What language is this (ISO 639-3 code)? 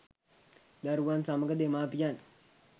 sin